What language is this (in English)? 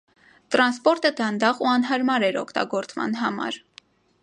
Armenian